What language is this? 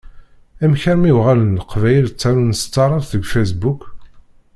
Kabyle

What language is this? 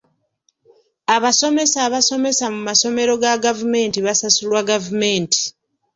Ganda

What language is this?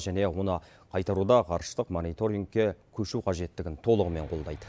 Kazakh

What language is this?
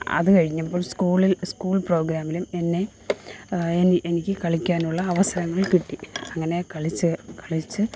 Malayalam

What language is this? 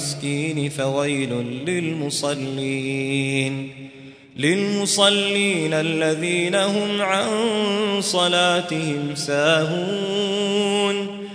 Arabic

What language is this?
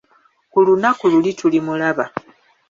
Ganda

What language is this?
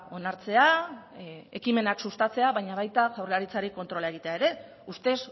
Basque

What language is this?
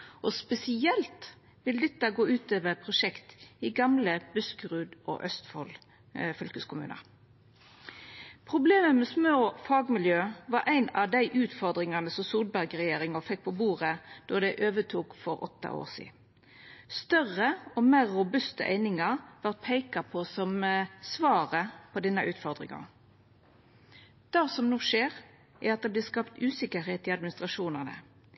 Norwegian Nynorsk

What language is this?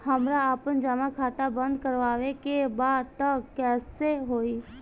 Bhojpuri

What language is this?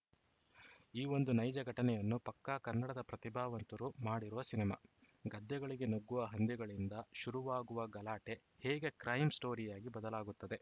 Kannada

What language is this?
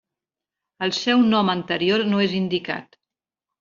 Catalan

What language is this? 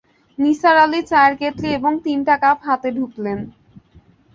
Bangla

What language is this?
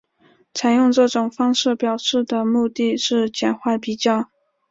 Chinese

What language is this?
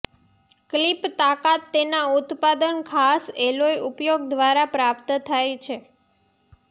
Gujarati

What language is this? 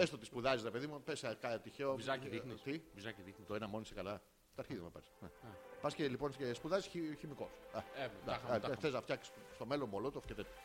Greek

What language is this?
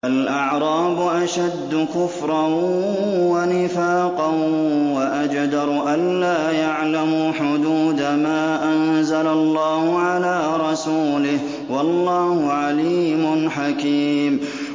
Arabic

